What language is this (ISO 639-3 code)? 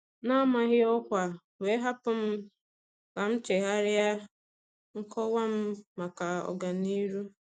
ibo